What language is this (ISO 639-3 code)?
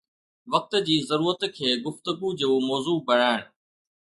snd